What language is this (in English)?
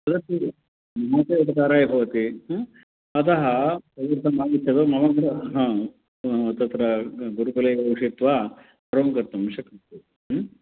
Sanskrit